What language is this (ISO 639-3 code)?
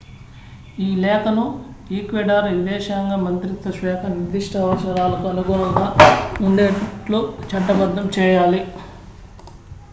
tel